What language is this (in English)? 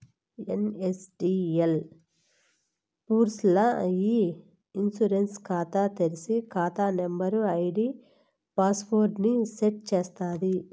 Telugu